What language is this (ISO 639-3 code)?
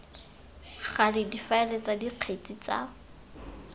tsn